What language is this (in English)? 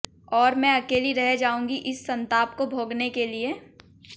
Hindi